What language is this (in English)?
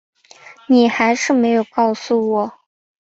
Chinese